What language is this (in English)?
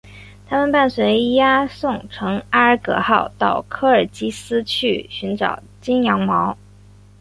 Chinese